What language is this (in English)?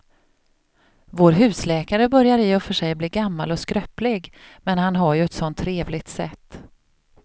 Swedish